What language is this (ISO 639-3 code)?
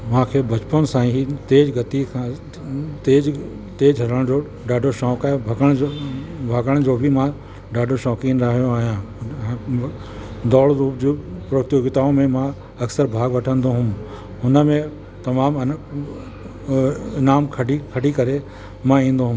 snd